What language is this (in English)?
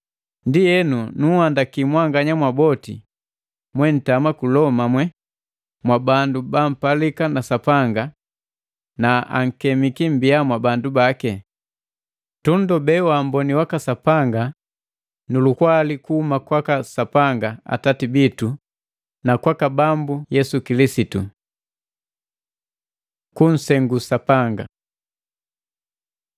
Matengo